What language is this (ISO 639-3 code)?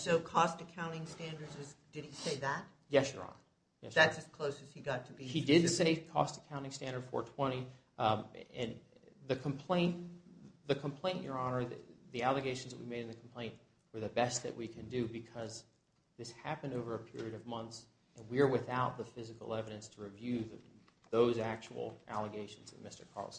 eng